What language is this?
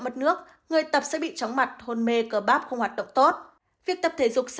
Vietnamese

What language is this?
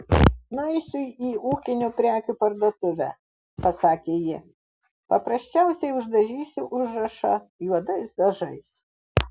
Lithuanian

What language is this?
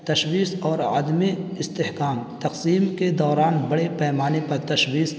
Urdu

